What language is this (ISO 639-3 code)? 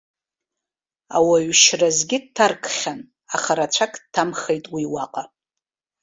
abk